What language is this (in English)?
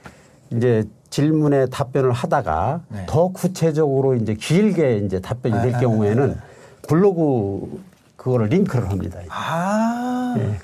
Korean